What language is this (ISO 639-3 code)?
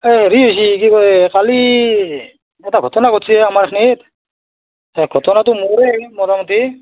asm